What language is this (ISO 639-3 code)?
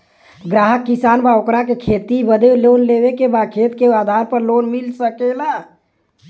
bho